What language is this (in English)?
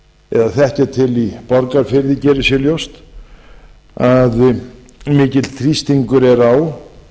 Icelandic